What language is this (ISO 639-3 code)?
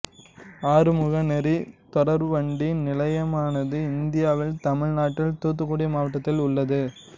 tam